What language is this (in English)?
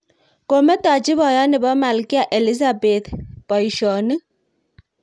Kalenjin